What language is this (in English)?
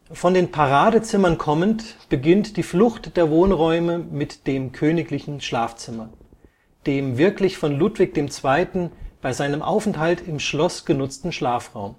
German